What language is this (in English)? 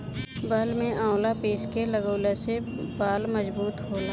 Bhojpuri